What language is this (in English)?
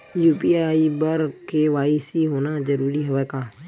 Chhattisgarhi